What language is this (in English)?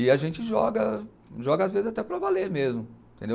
Portuguese